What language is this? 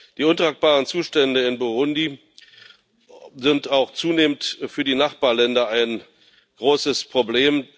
German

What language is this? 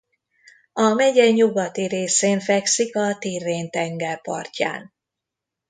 Hungarian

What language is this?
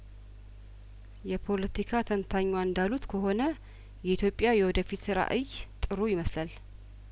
Amharic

